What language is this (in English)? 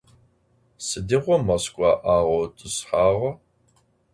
Adyghe